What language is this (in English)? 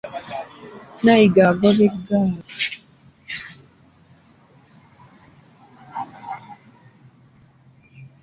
Ganda